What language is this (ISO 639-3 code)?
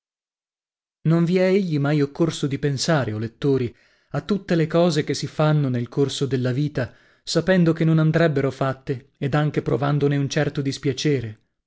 ita